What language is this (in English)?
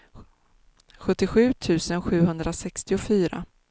Swedish